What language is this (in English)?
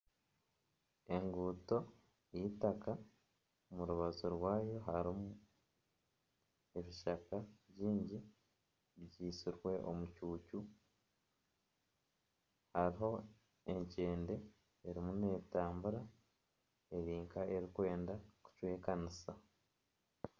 Nyankole